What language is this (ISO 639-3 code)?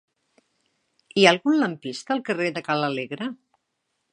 cat